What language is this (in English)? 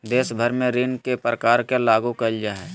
Magahi